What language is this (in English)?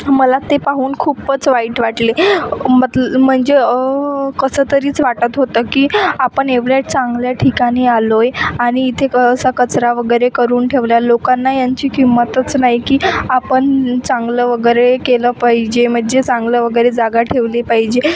Marathi